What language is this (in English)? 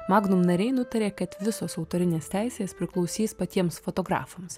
Lithuanian